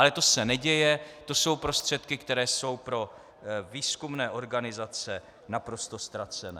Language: Czech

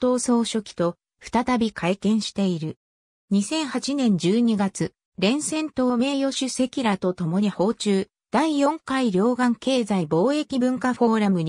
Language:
Japanese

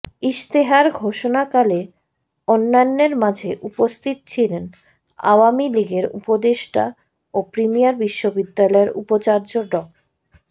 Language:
Bangla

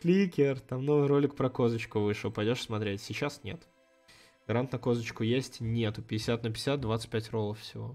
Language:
Russian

